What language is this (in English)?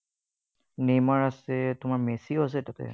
Assamese